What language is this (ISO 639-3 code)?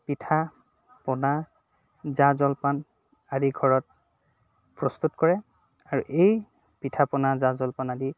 asm